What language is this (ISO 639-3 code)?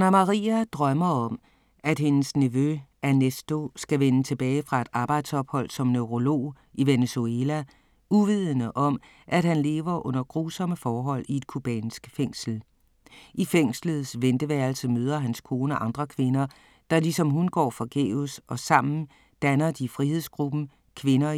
dan